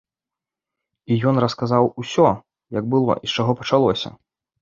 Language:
Belarusian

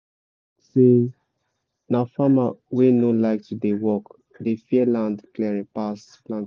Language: Nigerian Pidgin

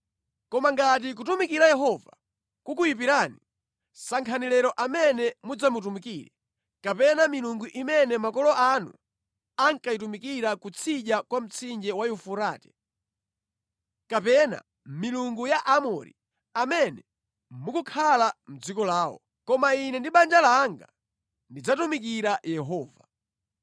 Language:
Nyanja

